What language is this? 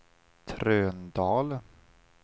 Swedish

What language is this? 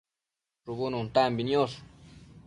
Matsés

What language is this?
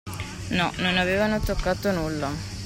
Italian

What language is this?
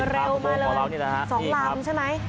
Thai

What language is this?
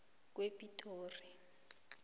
South Ndebele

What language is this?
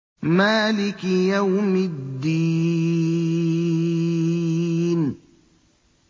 Arabic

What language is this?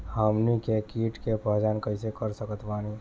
Bhojpuri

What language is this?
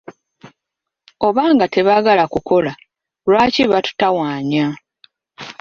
Ganda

